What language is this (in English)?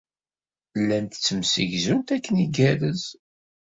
Kabyle